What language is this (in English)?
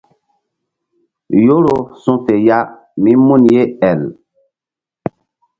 Mbum